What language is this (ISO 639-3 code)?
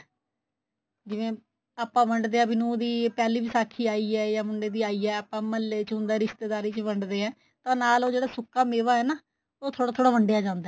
pan